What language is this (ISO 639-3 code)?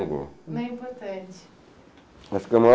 por